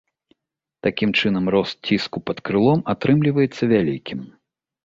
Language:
Belarusian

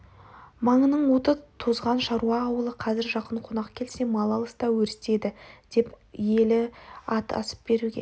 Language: Kazakh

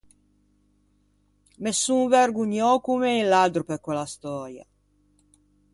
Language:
Ligurian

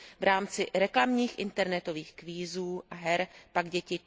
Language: Czech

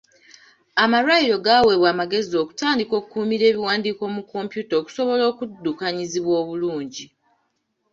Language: Ganda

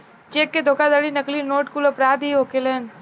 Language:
Bhojpuri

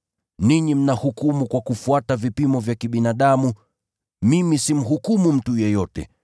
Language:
Swahili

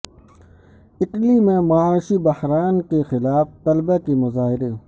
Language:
Urdu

